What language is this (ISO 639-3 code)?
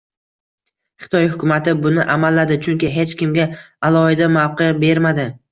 uzb